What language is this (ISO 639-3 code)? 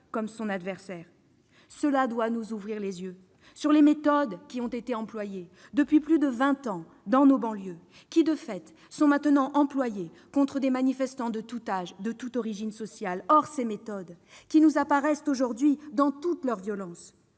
fra